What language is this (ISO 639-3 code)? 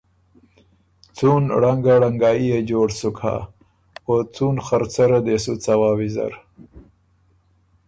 oru